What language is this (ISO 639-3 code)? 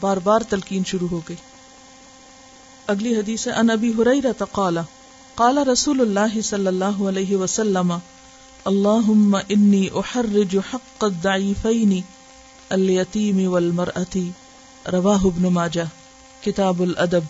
urd